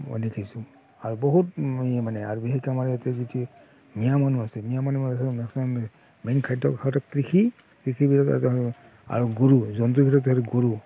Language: Assamese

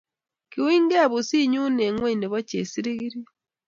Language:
Kalenjin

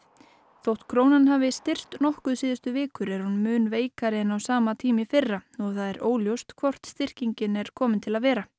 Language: Icelandic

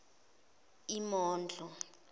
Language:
Zulu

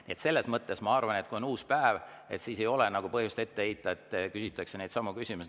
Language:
Estonian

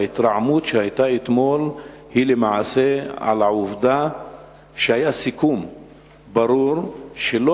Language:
Hebrew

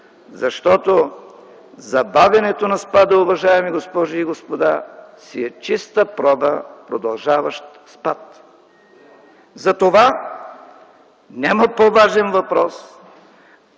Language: Bulgarian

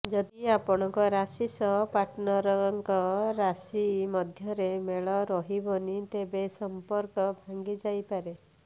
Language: Odia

